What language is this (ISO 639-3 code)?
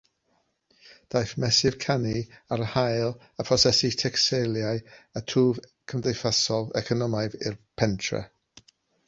cym